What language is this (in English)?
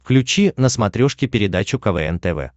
Russian